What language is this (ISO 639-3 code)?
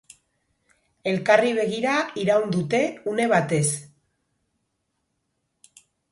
eus